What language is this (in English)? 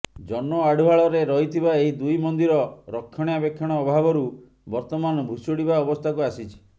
Odia